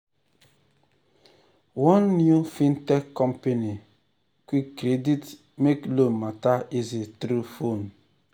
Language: Nigerian Pidgin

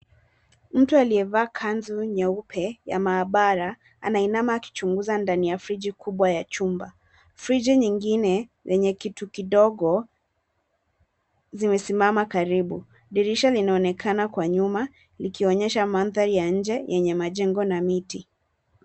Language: Swahili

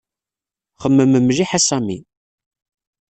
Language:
Kabyle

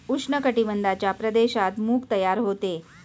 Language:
Marathi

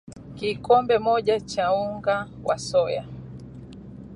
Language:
Swahili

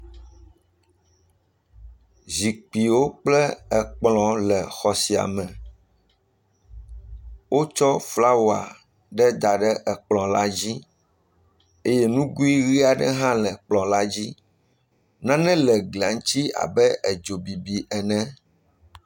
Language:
Ewe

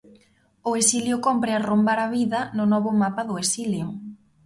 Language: Galician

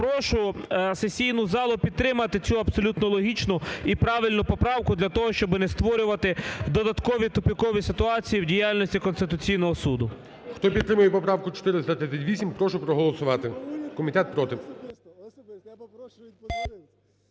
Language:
Ukrainian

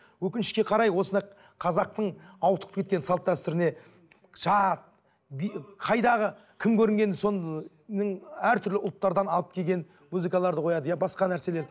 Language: Kazakh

